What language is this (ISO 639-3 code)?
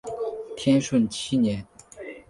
zho